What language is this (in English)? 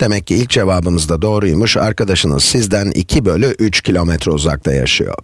Turkish